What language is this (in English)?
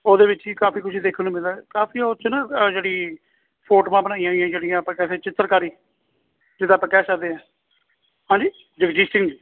Punjabi